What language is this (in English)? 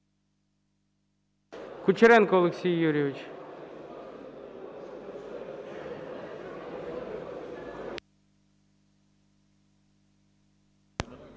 Ukrainian